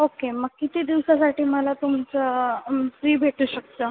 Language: Marathi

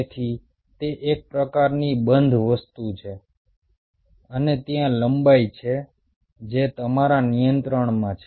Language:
Gujarati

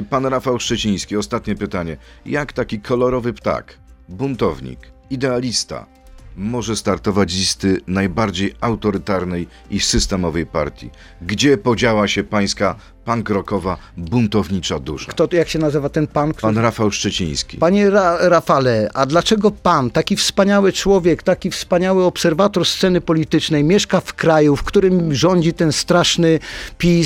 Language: Polish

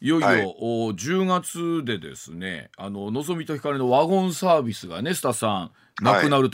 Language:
Japanese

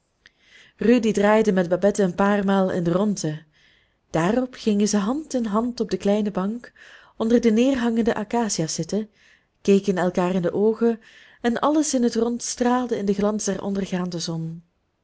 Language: Dutch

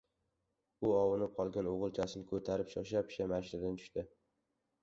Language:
Uzbek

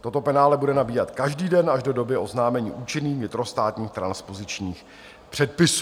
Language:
Czech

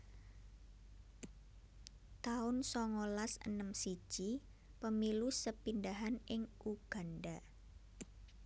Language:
Javanese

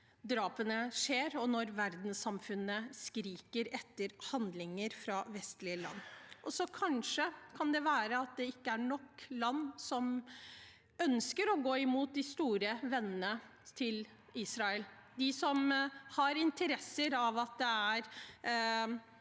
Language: Norwegian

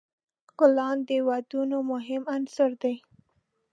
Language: Pashto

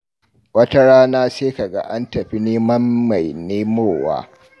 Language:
Hausa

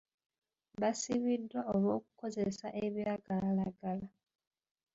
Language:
Ganda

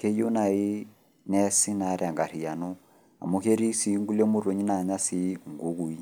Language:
Masai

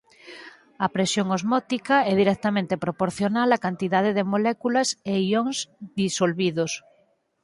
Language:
Galician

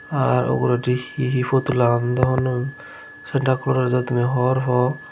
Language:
Chakma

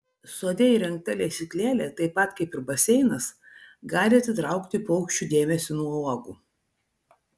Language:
Lithuanian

